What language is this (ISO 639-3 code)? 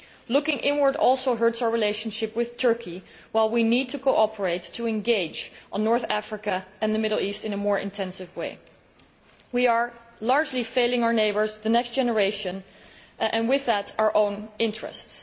eng